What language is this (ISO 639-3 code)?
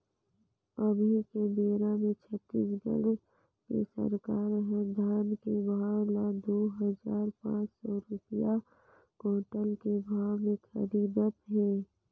hne